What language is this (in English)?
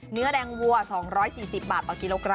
Thai